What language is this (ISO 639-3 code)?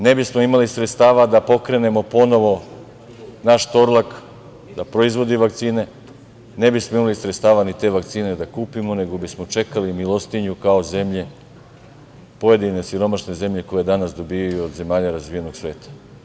srp